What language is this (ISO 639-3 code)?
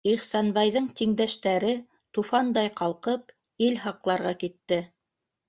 bak